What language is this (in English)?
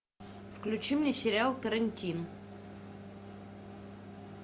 Russian